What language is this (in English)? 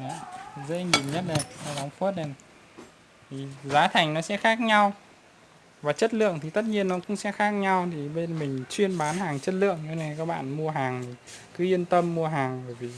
Vietnamese